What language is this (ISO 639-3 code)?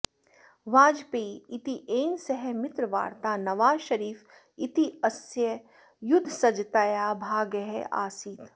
san